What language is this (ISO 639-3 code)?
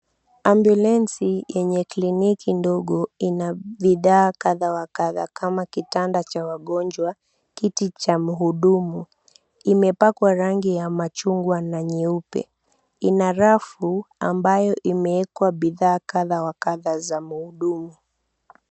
swa